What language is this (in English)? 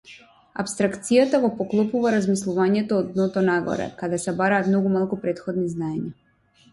Macedonian